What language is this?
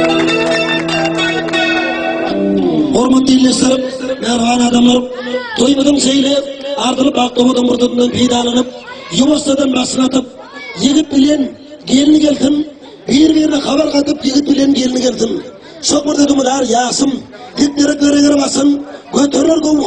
Turkish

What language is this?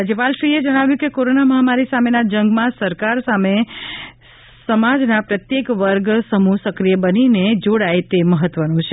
Gujarati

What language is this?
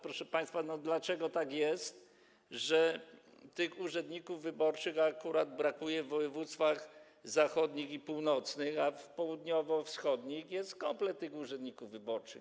Polish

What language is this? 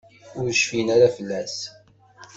Kabyle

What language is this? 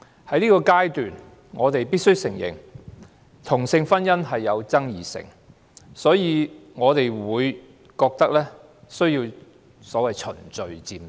Cantonese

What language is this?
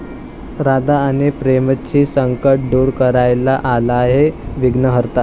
Marathi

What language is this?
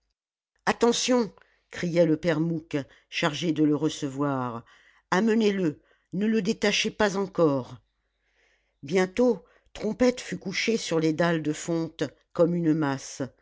French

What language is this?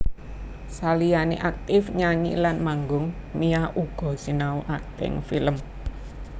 Javanese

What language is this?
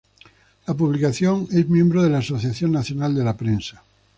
Spanish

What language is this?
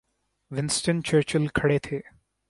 Urdu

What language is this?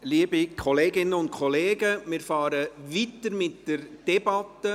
Swiss German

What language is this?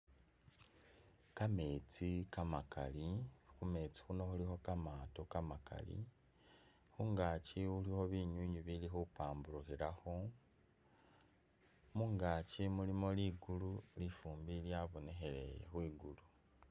Masaaba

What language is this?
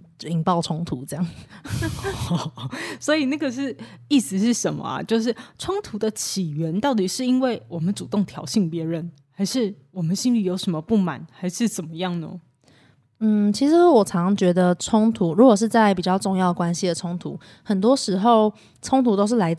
Chinese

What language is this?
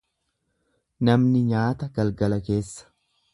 Oromo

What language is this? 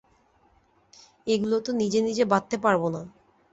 Bangla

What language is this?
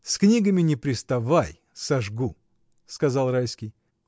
Russian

